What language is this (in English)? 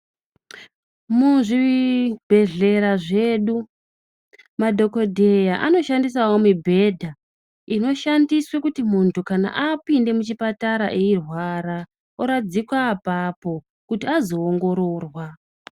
Ndau